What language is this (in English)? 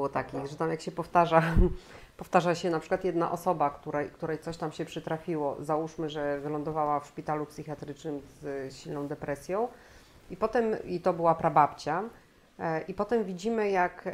Polish